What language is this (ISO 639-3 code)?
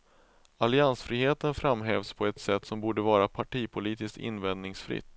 swe